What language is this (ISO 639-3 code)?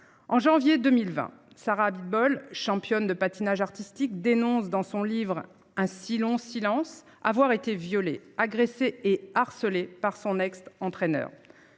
fra